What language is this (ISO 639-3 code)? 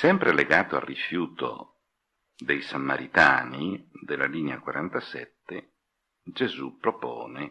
ita